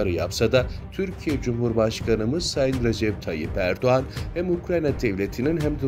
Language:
Turkish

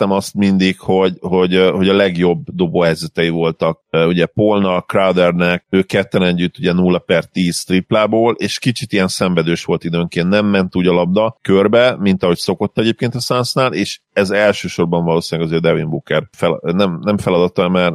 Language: Hungarian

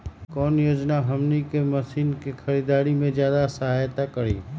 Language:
Magahi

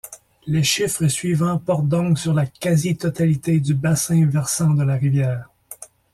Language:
French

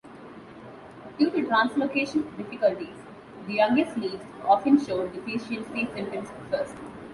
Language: English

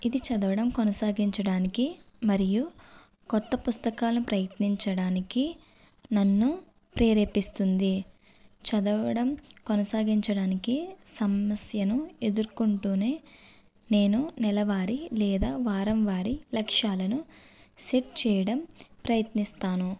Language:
Telugu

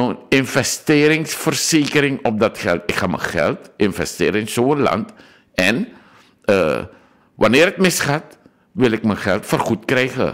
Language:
Dutch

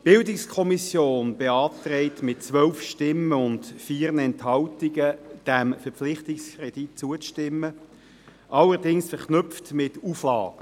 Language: Swiss German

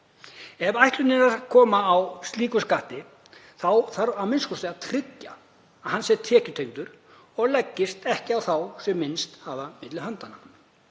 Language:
Icelandic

